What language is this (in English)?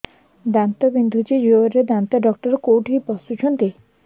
Odia